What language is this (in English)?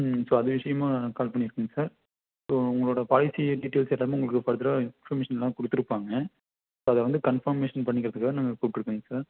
Tamil